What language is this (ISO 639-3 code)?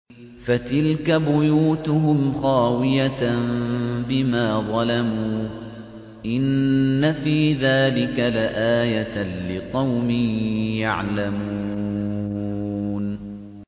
ara